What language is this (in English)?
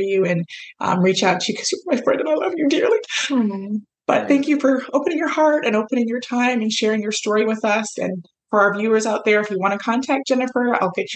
English